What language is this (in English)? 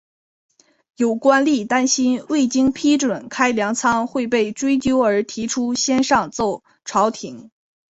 Chinese